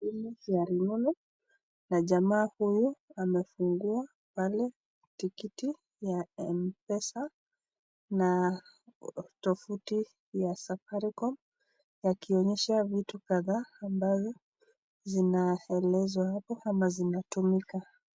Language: Swahili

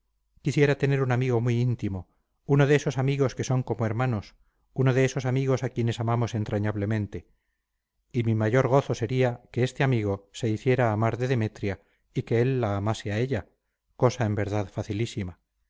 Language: Spanish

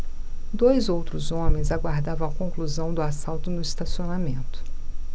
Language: Portuguese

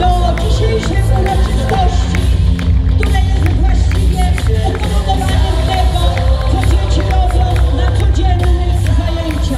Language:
Polish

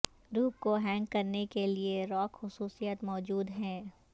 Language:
Urdu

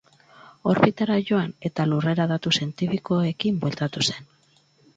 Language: Basque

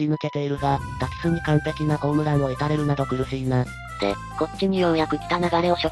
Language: Japanese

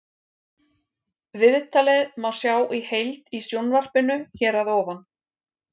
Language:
Icelandic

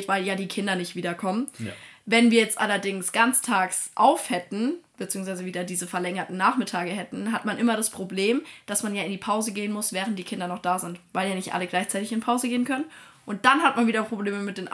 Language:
German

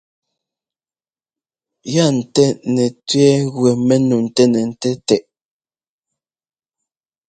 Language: Ngomba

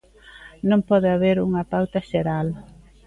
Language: Galician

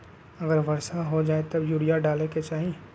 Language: Magahi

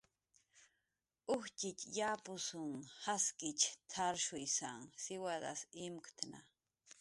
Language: Jaqaru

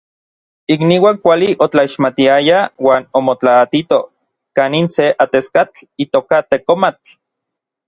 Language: Orizaba Nahuatl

